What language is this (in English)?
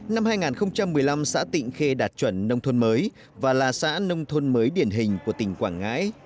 Vietnamese